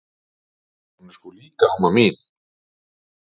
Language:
Icelandic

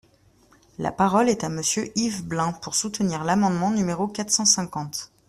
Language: French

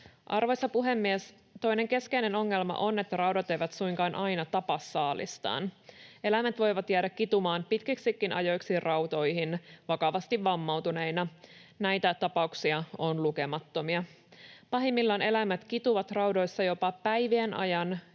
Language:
Finnish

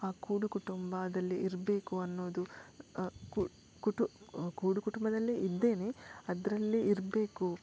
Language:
Kannada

